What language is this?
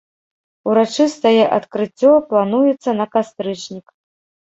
Belarusian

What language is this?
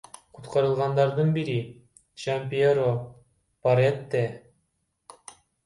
Kyrgyz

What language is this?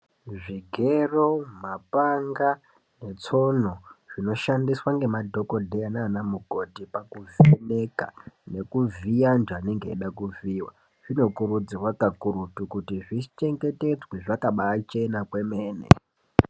Ndau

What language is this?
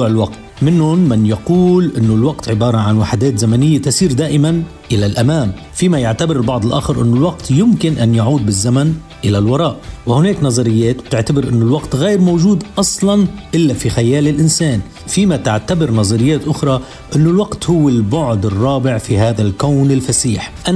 Arabic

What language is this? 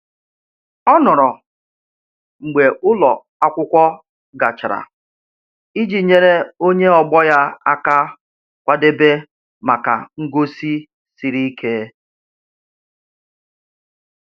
Igbo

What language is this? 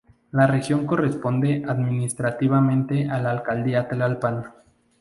Spanish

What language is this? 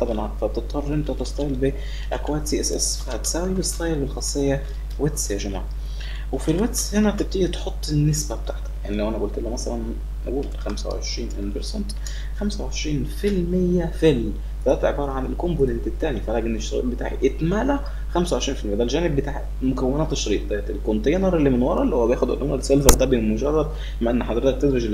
Arabic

